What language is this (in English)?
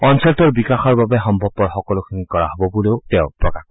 Assamese